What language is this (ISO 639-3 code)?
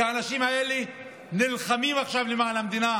heb